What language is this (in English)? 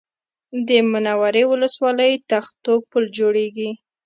Pashto